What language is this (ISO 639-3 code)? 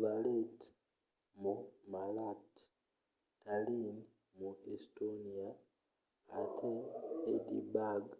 lug